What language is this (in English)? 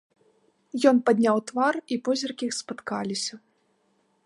Belarusian